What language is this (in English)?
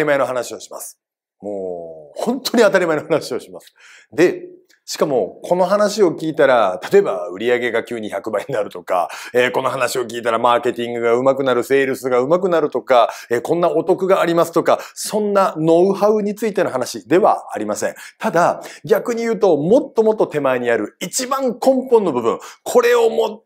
Japanese